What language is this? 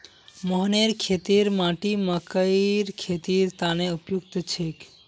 Magahi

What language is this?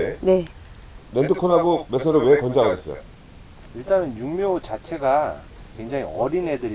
Korean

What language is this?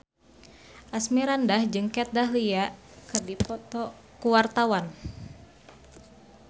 Sundanese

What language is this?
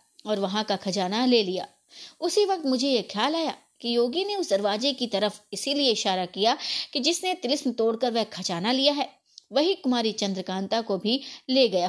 Hindi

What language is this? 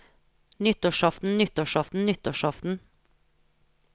Norwegian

